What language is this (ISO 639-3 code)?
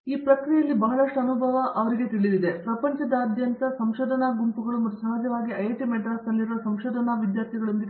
kan